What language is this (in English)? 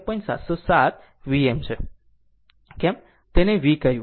Gujarati